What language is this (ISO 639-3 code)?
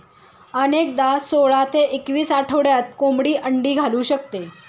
mar